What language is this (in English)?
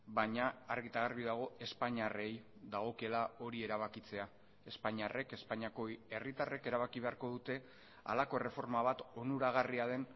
Basque